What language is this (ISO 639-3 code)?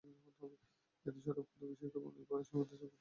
ben